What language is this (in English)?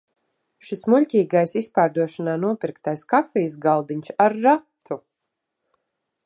Latvian